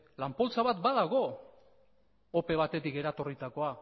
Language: Basque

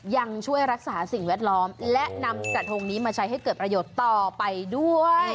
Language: Thai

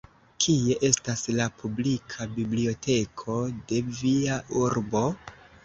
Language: Esperanto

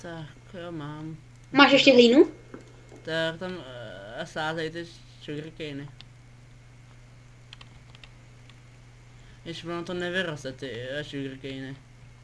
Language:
Czech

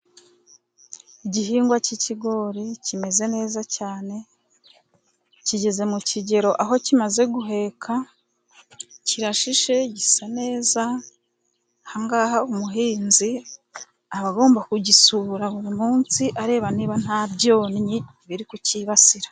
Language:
Kinyarwanda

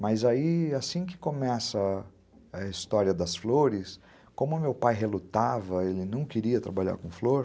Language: Portuguese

